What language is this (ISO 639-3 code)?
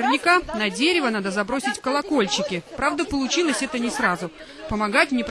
rus